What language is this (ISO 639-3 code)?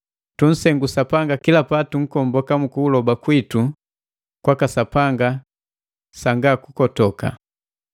mgv